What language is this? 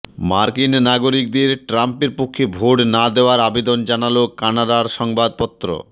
Bangla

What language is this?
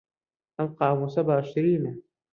Central Kurdish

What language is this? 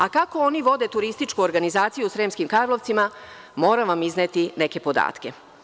Serbian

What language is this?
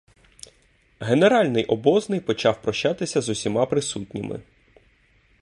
Ukrainian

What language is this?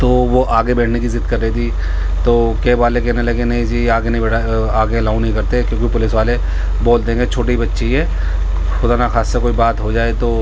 Urdu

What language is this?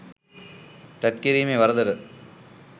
Sinhala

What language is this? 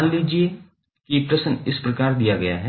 Hindi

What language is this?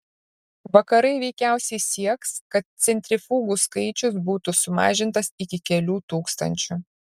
Lithuanian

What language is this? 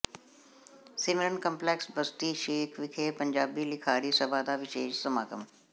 Punjabi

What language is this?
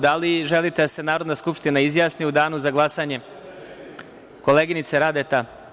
Serbian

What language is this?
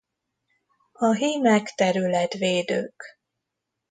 Hungarian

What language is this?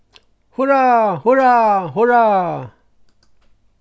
Faroese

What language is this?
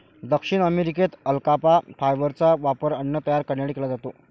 Marathi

